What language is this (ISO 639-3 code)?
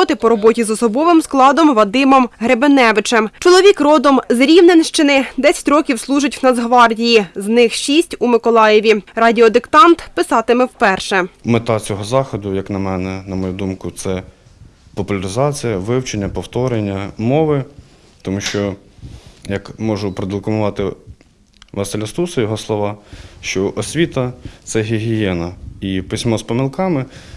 ukr